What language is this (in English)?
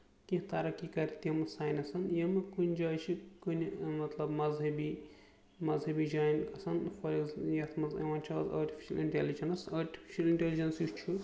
Kashmiri